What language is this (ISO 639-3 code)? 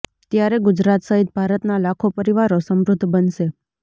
guj